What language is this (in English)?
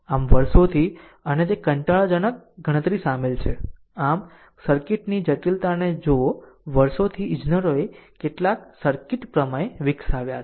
Gujarati